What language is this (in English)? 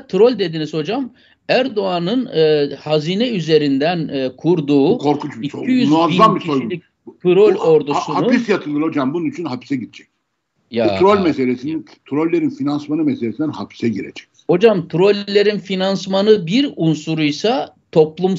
Turkish